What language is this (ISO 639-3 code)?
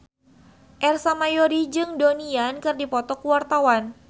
sun